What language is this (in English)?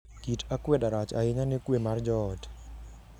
Luo (Kenya and Tanzania)